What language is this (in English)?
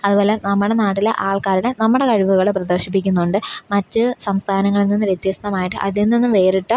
Malayalam